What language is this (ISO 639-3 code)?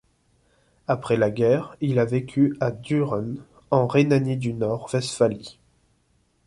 fra